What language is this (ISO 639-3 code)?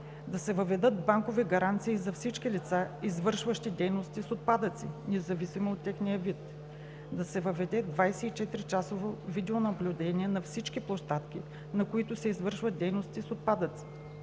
bul